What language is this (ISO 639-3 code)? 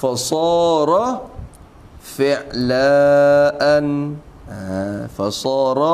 msa